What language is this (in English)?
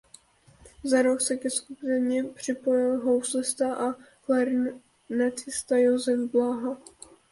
Czech